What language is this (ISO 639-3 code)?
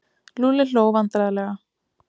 isl